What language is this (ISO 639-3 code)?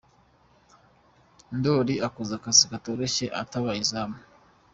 kin